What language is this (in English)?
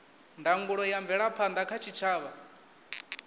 Venda